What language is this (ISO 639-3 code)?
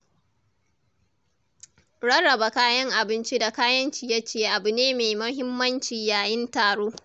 hau